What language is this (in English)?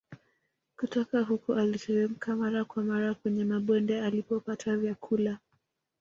Swahili